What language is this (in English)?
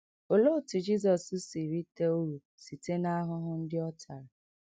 Igbo